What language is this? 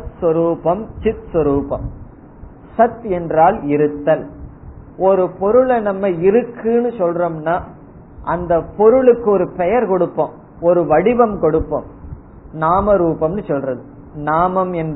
Tamil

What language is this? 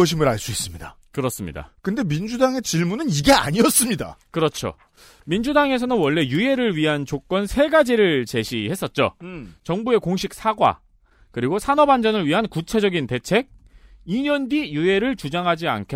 Korean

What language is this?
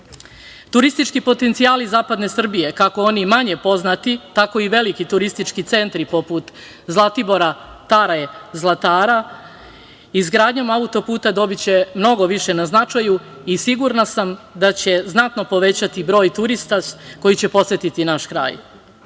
Serbian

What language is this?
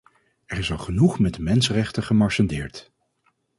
Dutch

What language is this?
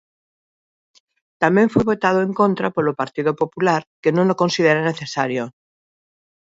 Galician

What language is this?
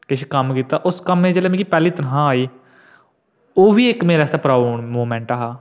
Dogri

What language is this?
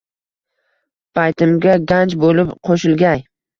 Uzbek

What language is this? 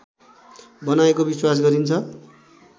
Nepali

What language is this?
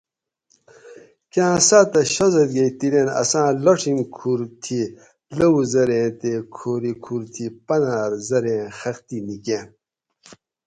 Gawri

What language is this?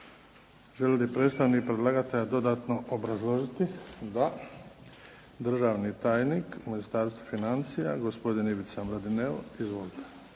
Croatian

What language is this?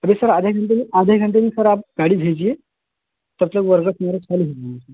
Hindi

